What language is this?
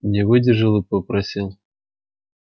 Russian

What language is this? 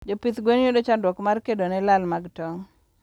Luo (Kenya and Tanzania)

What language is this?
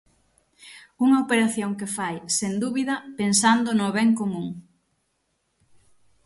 Galician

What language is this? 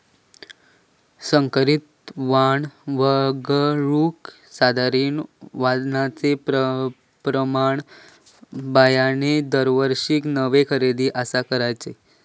Marathi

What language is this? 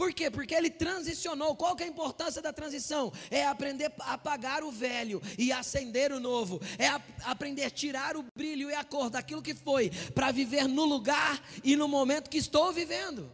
Portuguese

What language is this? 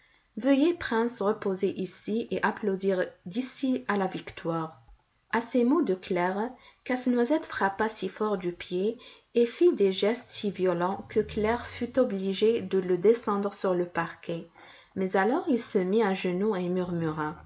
French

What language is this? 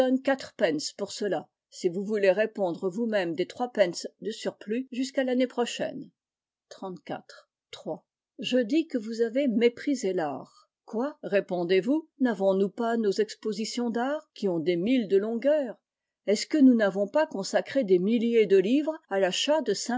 French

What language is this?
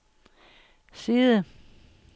Danish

